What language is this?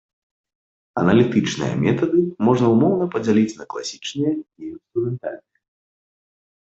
Belarusian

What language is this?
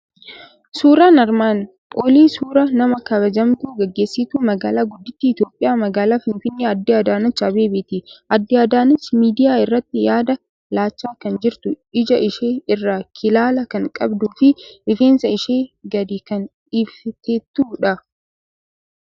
Oromo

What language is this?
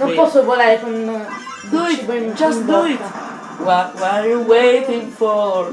Italian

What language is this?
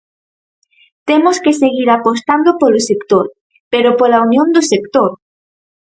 Galician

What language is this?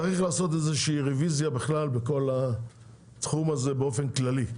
Hebrew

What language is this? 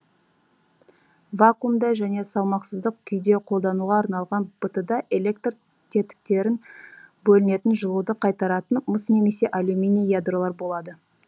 Kazakh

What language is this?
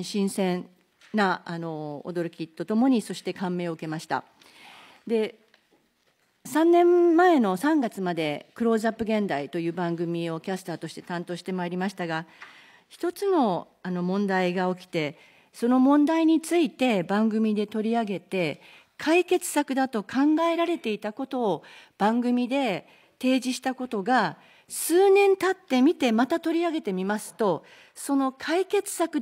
Japanese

